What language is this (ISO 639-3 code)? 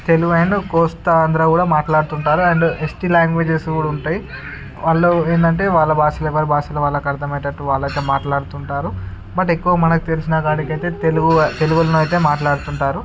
tel